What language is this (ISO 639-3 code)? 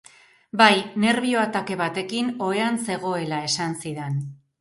eus